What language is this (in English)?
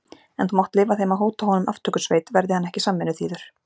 Icelandic